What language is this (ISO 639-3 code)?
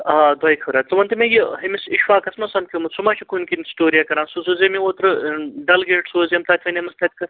kas